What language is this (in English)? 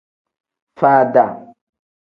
Tem